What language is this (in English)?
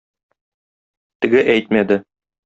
Tatar